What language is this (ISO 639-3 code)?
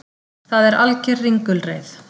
isl